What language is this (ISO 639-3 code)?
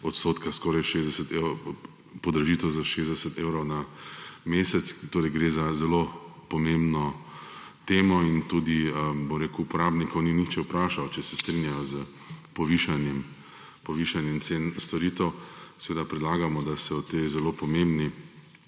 slv